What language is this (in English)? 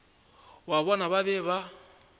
Northern Sotho